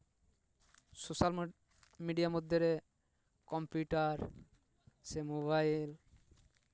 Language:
Santali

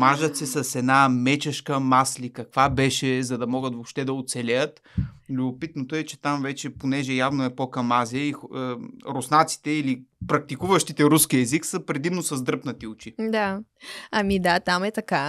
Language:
Bulgarian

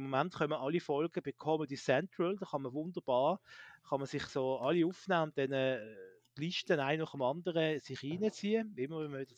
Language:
German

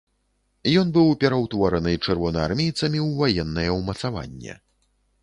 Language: Belarusian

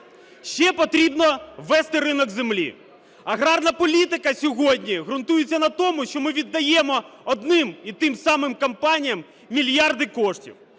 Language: Ukrainian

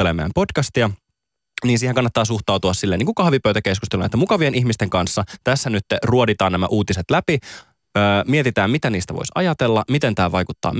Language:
Finnish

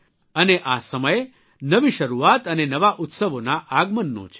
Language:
Gujarati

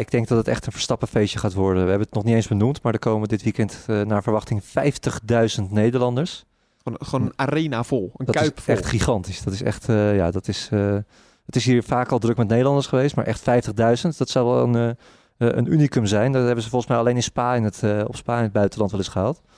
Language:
Dutch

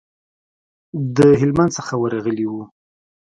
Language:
Pashto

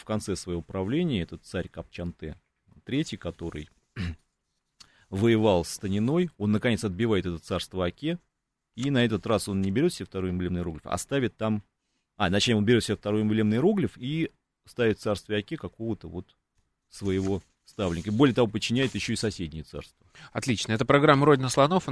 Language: Russian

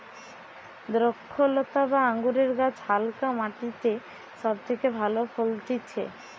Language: Bangla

